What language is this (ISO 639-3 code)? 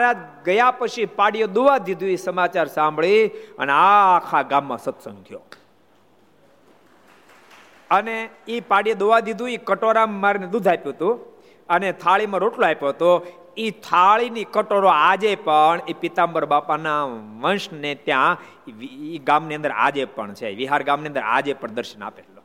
guj